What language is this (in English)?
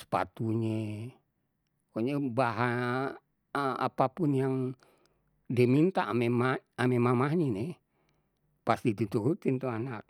Betawi